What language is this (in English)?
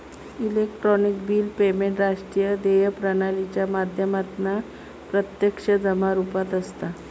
Marathi